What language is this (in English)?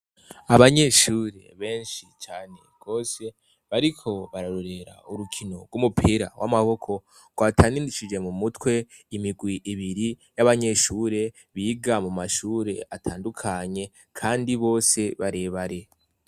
Rundi